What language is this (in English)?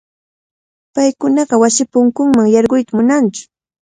Cajatambo North Lima Quechua